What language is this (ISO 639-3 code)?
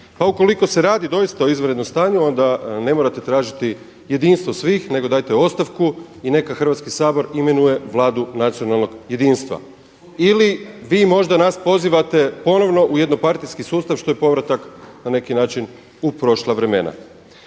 hrv